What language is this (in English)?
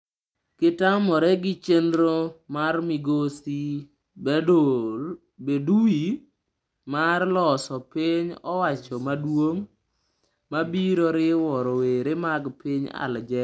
Luo (Kenya and Tanzania)